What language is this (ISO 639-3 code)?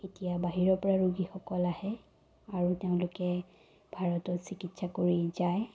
asm